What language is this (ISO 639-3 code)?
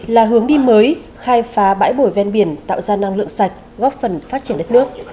vie